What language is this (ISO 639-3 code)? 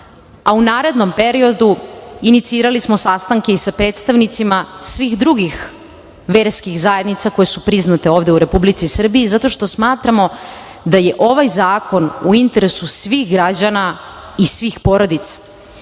srp